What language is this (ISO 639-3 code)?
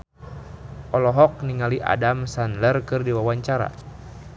sun